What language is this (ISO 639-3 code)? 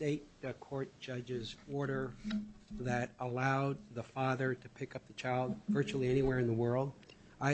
eng